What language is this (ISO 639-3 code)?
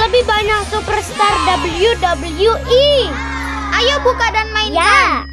ind